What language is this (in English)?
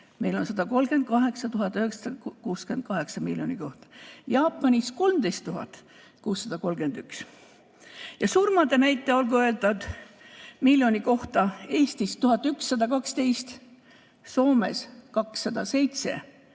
Estonian